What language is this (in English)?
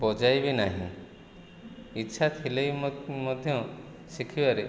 Odia